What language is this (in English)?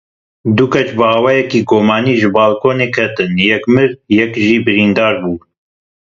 Kurdish